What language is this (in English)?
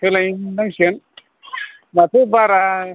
Bodo